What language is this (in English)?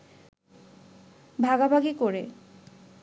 Bangla